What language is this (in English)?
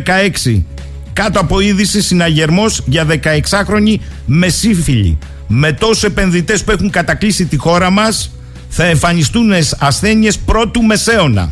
Greek